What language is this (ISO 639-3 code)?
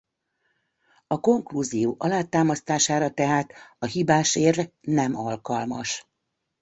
hun